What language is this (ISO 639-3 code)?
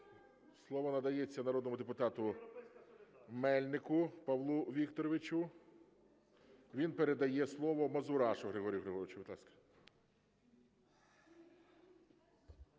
ukr